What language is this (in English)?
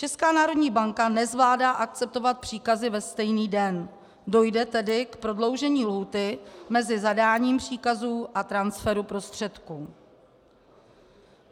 Czech